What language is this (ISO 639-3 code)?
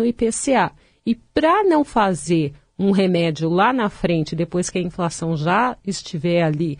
por